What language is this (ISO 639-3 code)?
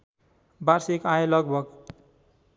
nep